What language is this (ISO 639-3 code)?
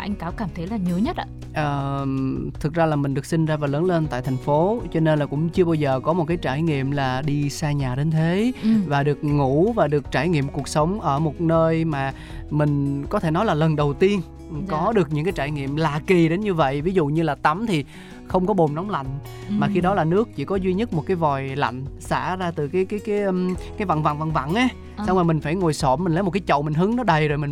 vie